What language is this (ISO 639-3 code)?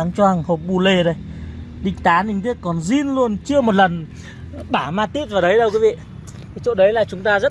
vie